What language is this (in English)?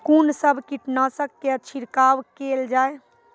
Maithili